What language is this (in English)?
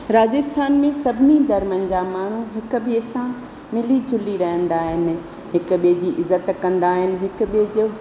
Sindhi